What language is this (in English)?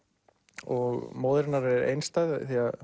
Icelandic